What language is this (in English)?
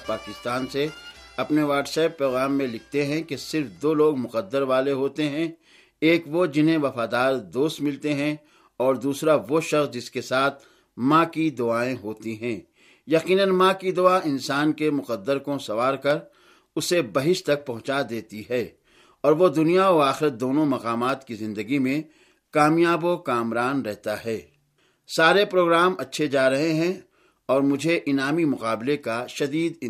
Urdu